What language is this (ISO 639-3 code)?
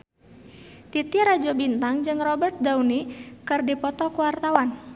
sun